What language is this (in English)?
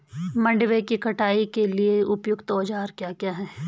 Hindi